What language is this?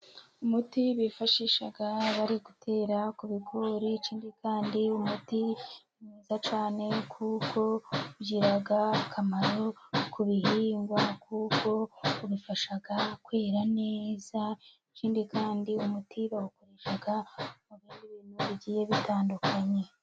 Kinyarwanda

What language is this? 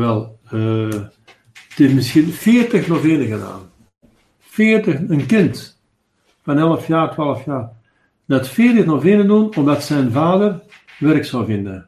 Dutch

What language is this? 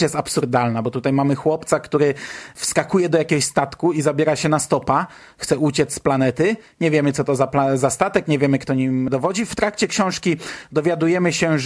Polish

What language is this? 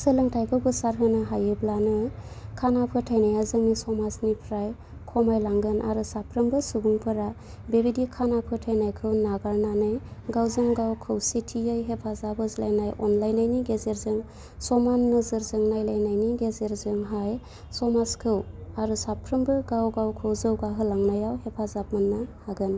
Bodo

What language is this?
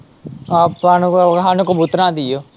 Punjabi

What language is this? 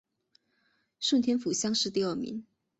Chinese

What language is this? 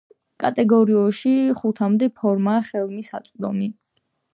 Georgian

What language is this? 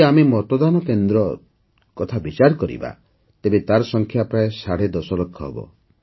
Odia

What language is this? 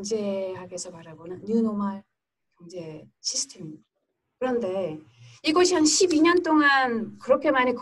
Korean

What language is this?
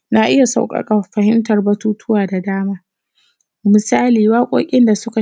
Hausa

